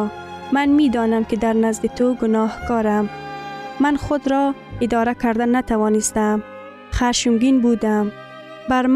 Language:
Persian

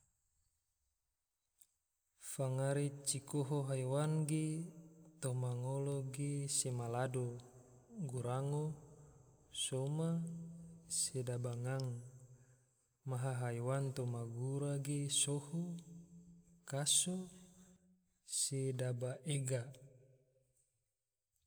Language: Tidore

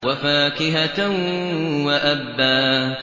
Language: Arabic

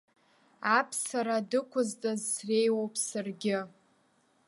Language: Abkhazian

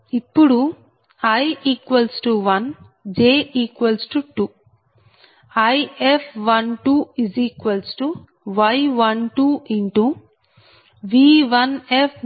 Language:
Telugu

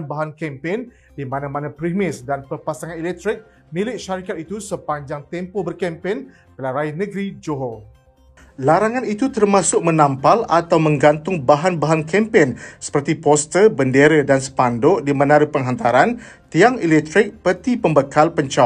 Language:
Malay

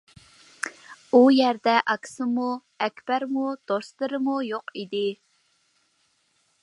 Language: Uyghur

